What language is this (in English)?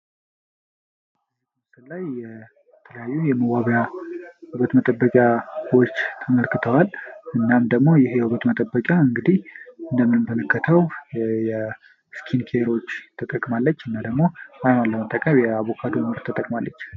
Amharic